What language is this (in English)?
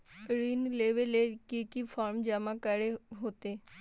Magahi